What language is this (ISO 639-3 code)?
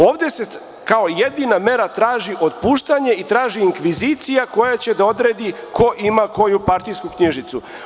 srp